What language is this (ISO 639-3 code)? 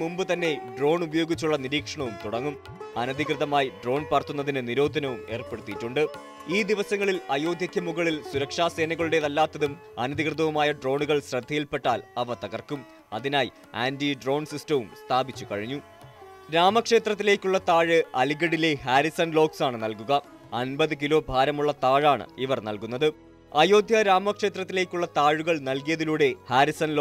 mal